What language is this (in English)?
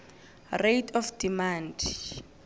South Ndebele